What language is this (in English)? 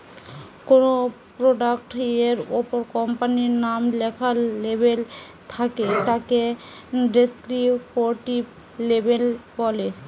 Bangla